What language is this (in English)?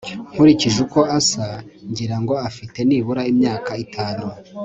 Kinyarwanda